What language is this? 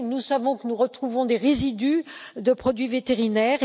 French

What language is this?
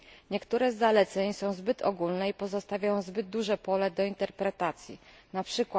Polish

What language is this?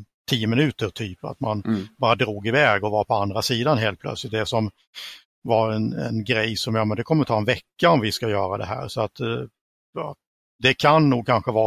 Swedish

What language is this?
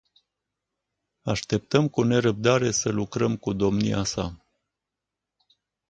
Romanian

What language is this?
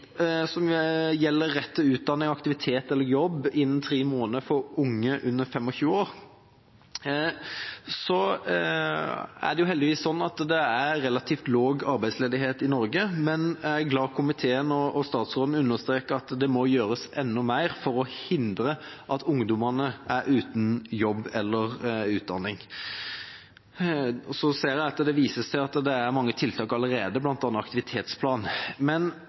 Norwegian Bokmål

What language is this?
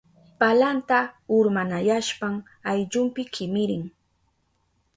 Southern Pastaza Quechua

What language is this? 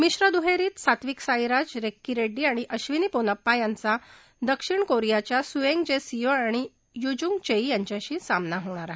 Marathi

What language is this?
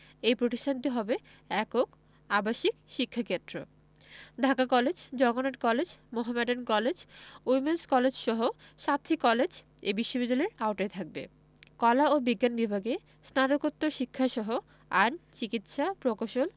Bangla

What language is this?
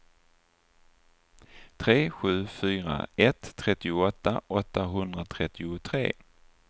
Swedish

